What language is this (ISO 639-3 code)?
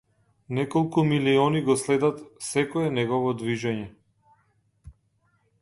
mkd